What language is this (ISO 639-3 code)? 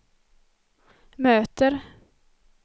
swe